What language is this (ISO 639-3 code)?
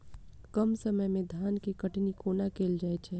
mai